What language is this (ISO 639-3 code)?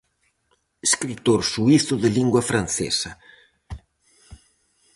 glg